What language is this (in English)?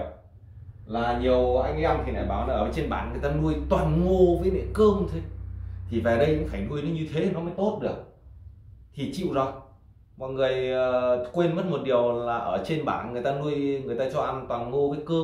Vietnamese